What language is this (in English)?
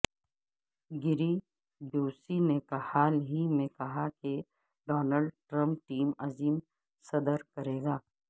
Urdu